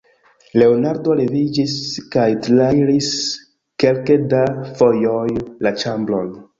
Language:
Esperanto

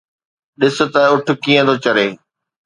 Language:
Sindhi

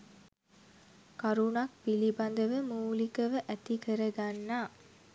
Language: Sinhala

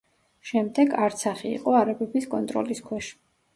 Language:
Georgian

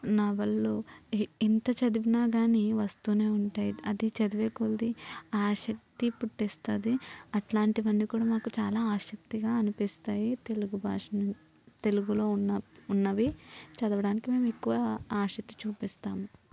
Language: Telugu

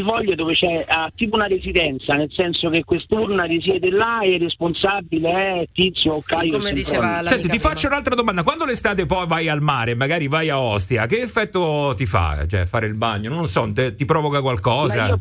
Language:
Italian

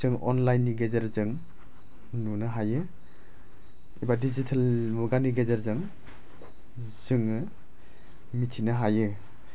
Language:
Bodo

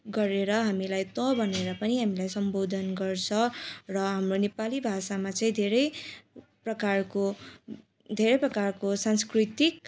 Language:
Nepali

